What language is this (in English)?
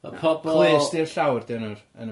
Welsh